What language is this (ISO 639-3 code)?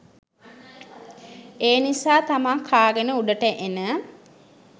sin